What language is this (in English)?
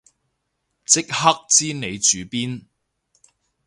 Cantonese